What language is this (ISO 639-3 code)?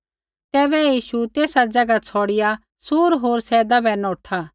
kfx